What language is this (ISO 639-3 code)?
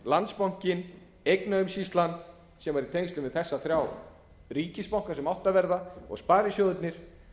isl